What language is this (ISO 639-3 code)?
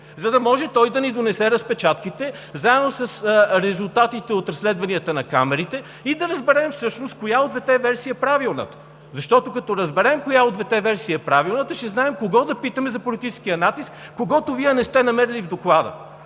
bul